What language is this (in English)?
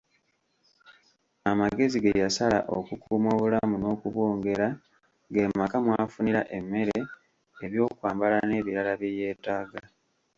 Ganda